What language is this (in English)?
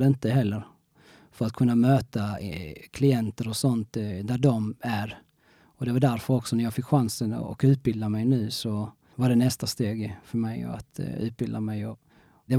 Swedish